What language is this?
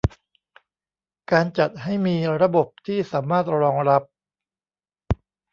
Thai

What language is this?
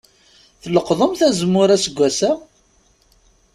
Kabyle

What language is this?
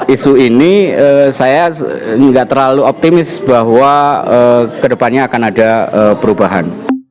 Indonesian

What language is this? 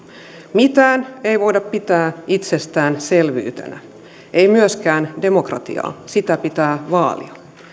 Finnish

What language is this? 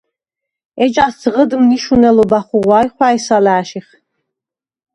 Svan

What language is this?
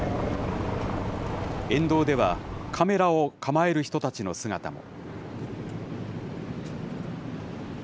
Japanese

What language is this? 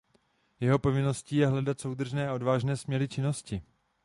Czech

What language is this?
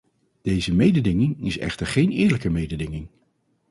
Dutch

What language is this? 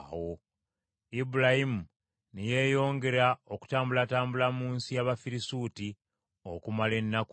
Ganda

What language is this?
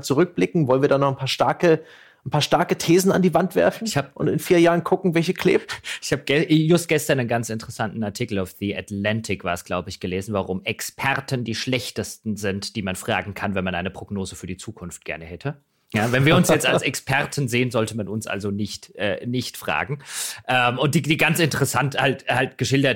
German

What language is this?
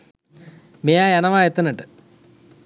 Sinhala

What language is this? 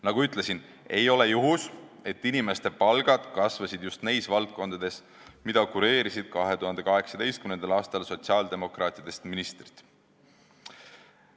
Estonian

